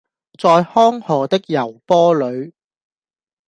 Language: Cantonese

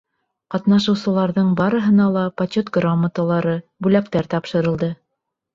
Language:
Bashkir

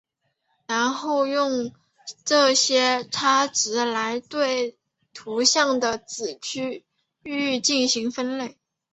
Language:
Chinese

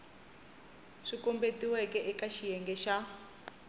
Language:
Tsonga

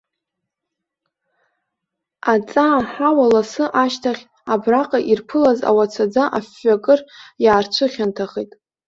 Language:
Abkhazian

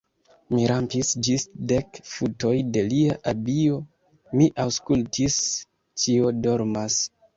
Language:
Esperanto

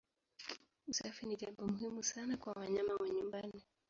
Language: Swahili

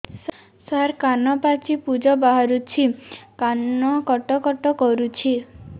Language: Odia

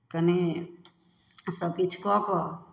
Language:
Maithili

